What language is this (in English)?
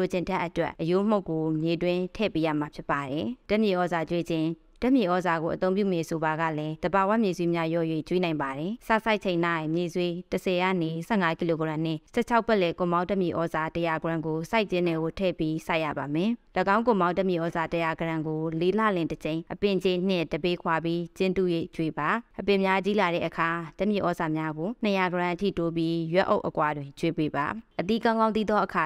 Thai